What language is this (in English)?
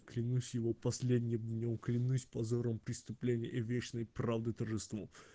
Russian